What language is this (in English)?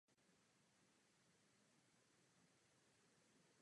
Czech